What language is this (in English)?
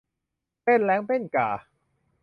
Thai